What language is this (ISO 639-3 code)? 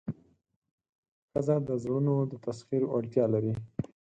pus